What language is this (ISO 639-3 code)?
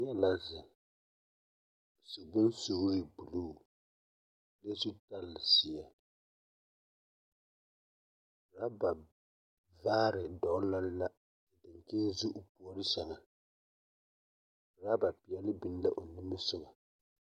dga